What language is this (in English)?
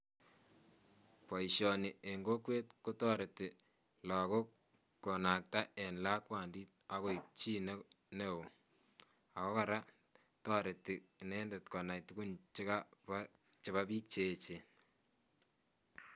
Kalenjin